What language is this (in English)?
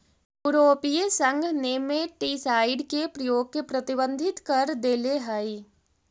Magahi